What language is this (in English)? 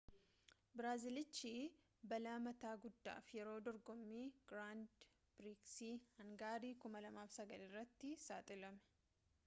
Oromo